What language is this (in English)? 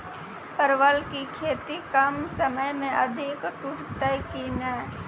Maithili